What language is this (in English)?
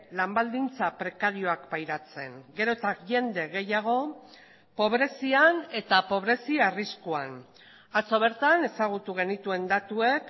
Basque